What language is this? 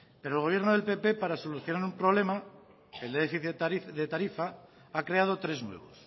Spanish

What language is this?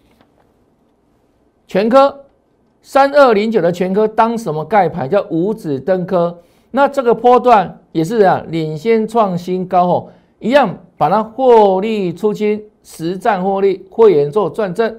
Chinese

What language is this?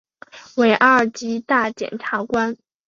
Chinese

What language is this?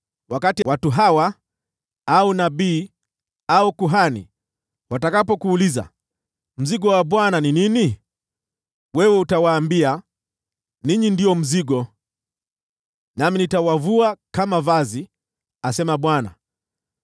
Swahili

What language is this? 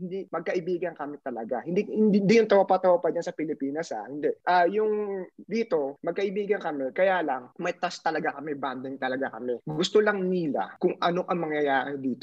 Filipino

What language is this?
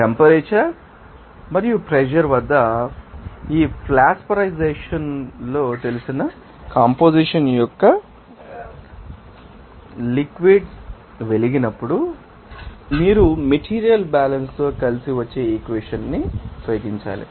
Telugu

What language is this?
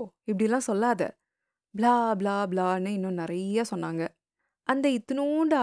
Tamil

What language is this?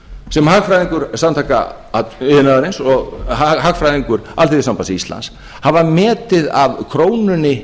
Icelandic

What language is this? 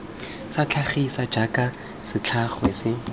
Tswana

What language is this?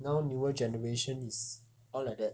English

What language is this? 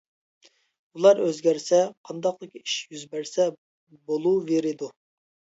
Uyghur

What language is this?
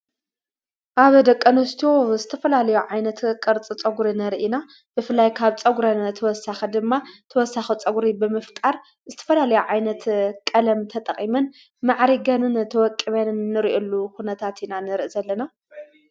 Tigrinya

